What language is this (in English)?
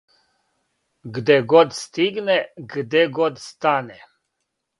Serbian